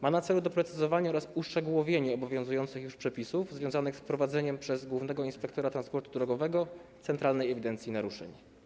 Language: Polish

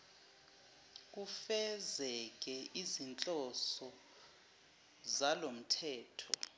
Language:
Zulu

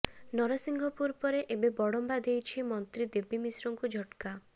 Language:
Odia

